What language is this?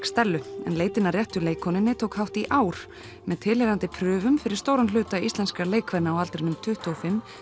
Icelandic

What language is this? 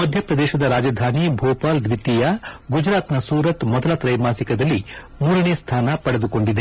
Kannada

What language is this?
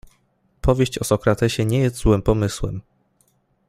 Polish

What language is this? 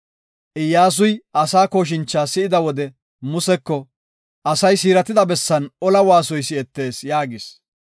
Gofa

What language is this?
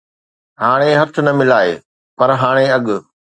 Sindhi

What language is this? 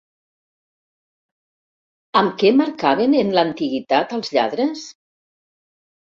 Catalan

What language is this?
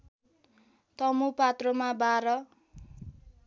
Nepali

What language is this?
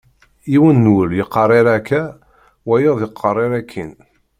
Kabyle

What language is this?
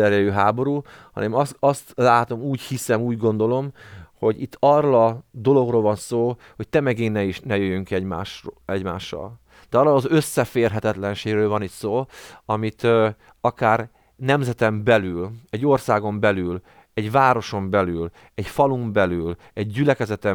Hungarian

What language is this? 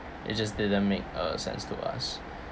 English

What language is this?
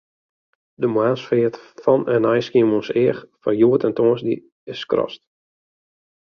Western Frisian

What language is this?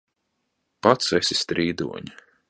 Latvian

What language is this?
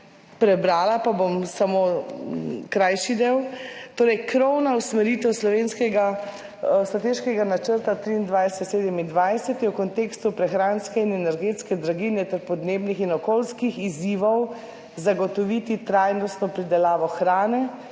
Slovenian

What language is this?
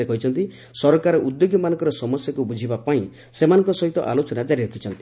Odia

